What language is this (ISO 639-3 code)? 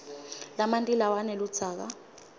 ssw